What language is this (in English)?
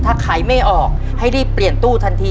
Thai